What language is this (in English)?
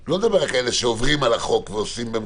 Hebrew